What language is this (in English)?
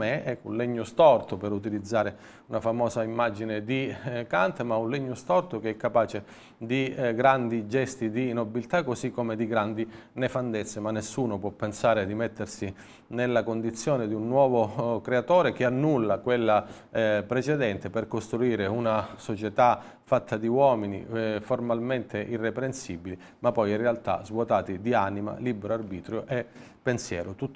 Italian